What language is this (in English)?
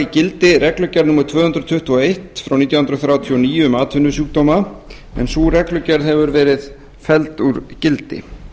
Icelandic